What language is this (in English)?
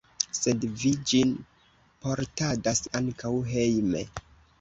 Esperanto